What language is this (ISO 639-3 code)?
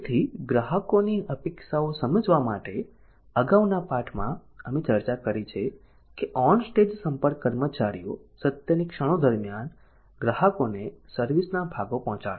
guj